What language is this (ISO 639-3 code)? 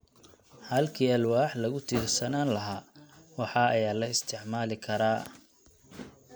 som